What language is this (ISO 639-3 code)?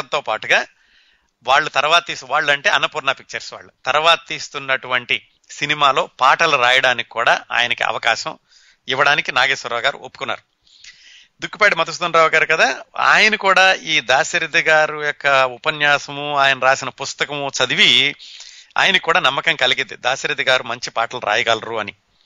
tel